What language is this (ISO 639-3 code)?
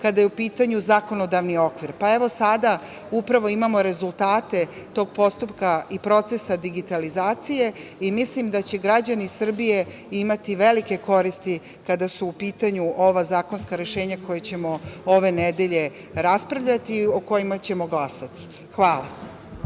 srp